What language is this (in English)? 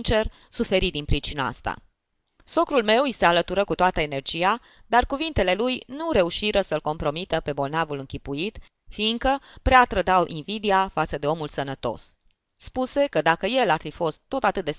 Romanian